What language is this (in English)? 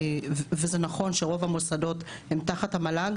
Hebrew